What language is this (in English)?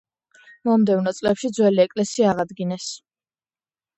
Georgian